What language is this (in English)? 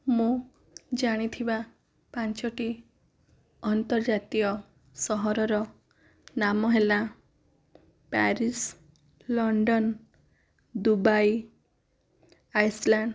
Odia